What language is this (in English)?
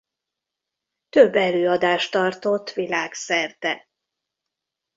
Hungarian